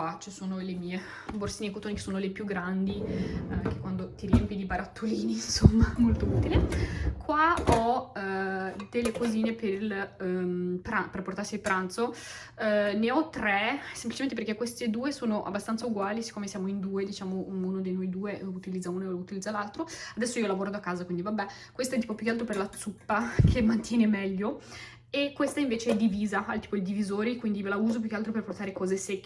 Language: Italian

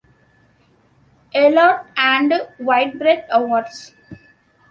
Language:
English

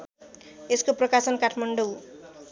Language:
Nepali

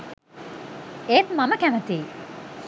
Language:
Sinhala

